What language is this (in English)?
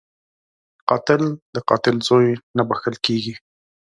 Pashto